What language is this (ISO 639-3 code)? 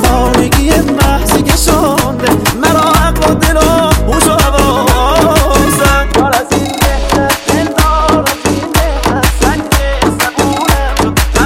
fas